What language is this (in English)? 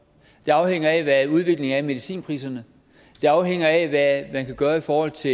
Danish